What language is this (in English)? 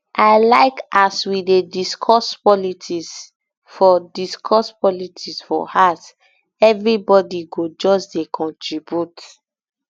Nigerian Pidgin